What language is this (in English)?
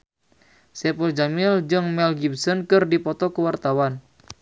Sundanese